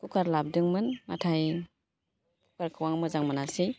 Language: Bodo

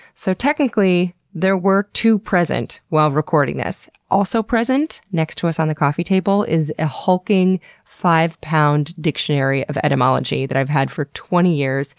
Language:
English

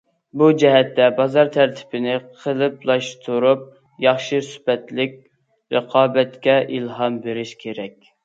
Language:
Uyghur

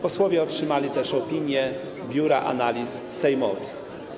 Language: Polish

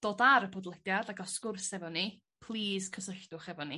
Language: Welsh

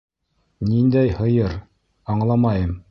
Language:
Bashkir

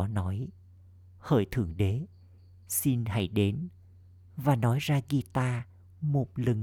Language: Vietnamese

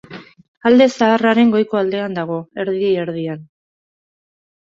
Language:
Basque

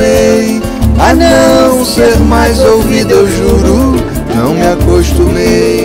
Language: Portuguese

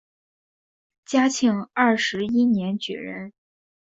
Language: Chinese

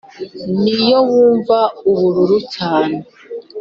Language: Kinyarwanda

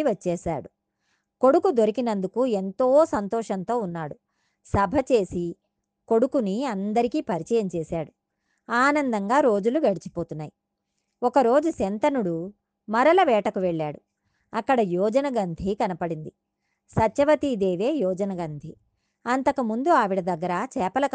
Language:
Telugu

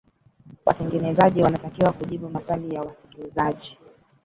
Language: Swahili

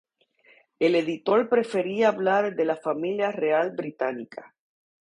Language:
Spanish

